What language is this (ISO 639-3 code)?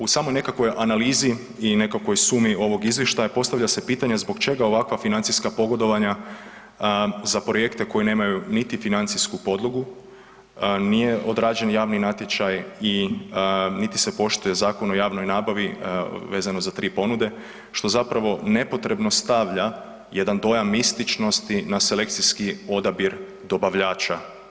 hrv